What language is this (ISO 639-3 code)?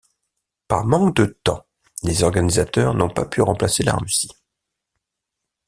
fra